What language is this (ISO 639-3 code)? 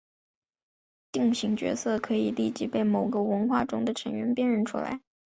zho